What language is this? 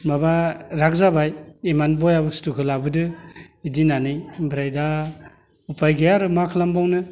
Bodo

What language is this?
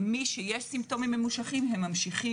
Hebrew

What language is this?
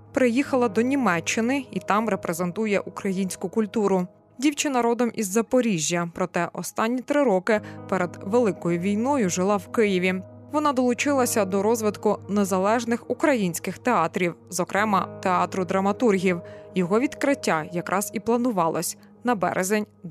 Ukrainian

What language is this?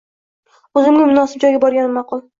Uzbek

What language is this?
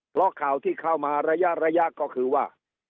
Thai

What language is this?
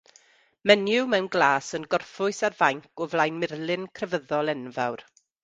Welsh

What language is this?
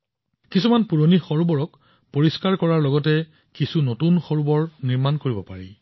Assamese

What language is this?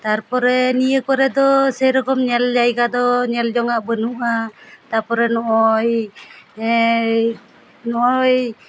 Santali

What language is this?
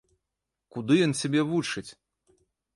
Belarusian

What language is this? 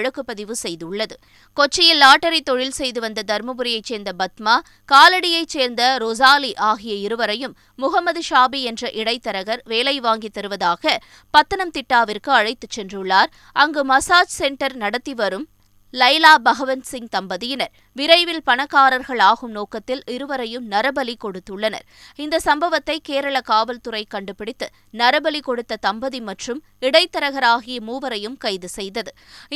Tamil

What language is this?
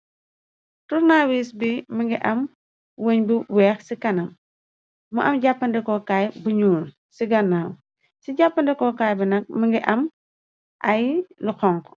Wolof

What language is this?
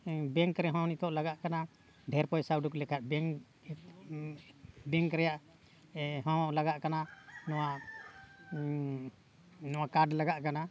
Santali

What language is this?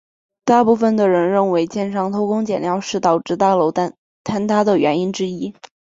Chinese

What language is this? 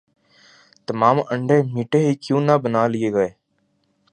Urdu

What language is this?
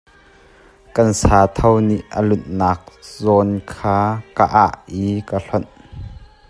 Hakha Chin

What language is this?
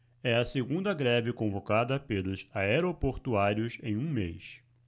Portuguese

